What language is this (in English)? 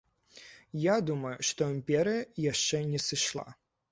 Belarusian